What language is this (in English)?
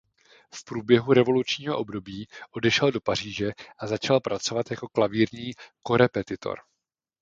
Czech